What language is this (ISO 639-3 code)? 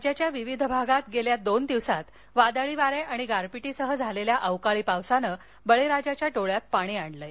mar